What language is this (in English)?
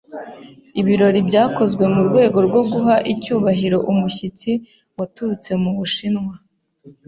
Kinyarwanda